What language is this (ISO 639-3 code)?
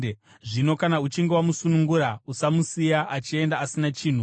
sna